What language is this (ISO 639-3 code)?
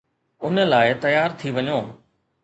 snd